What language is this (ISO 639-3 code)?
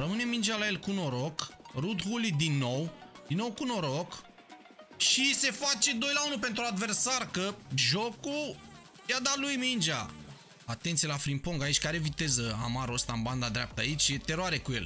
ron